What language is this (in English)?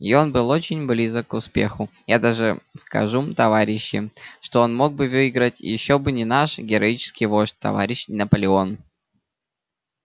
Russian